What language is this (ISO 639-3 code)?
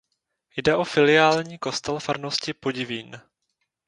ces